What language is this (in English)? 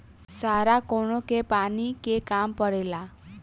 Bhojpuri